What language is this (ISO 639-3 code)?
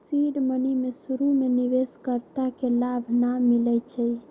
mag